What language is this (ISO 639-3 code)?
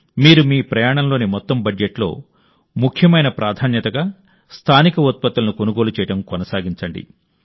tel